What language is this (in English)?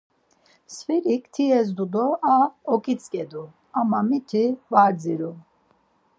Laz